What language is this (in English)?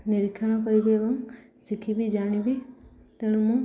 Odia